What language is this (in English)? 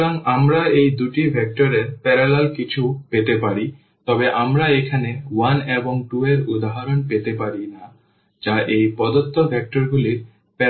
Bangla